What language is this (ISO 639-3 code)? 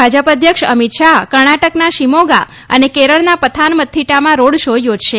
guj